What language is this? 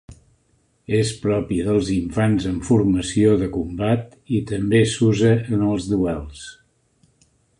Catalan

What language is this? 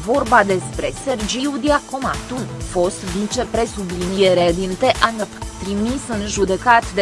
Romanian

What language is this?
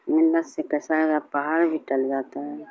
Urdu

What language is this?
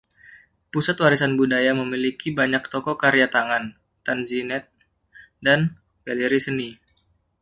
Indonesian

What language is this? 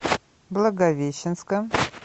Russian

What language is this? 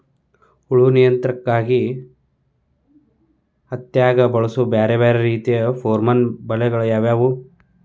Kannada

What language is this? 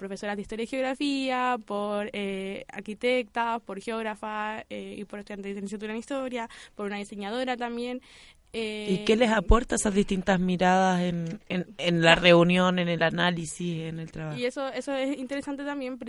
Spanish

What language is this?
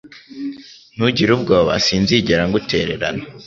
Kinyarwanda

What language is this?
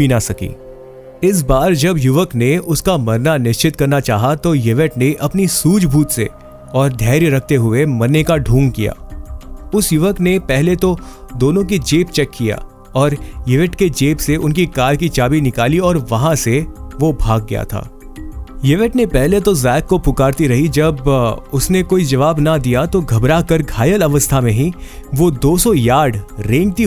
Hindi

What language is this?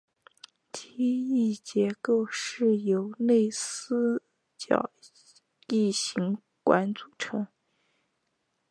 Chinese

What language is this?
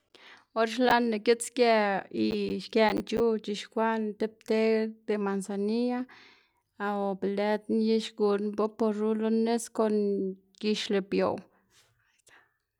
Xanaguía Zapotec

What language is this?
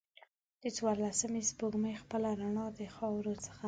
Pashto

